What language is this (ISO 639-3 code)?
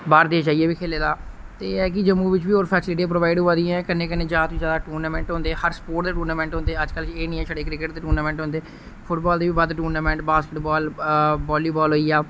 doi